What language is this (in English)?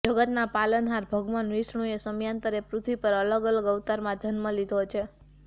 Gujarati